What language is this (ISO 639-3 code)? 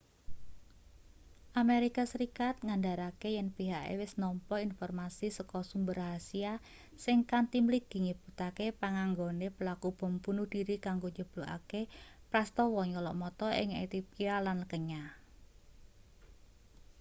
jav